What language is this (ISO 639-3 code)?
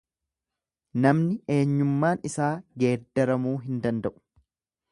orm